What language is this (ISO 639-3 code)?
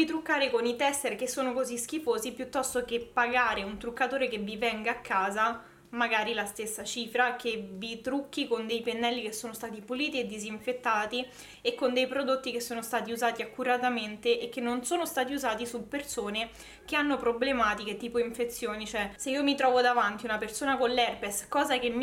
ita